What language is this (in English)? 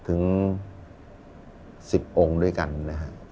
Thai